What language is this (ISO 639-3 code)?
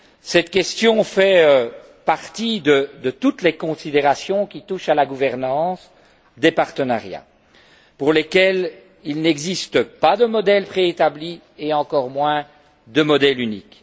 fra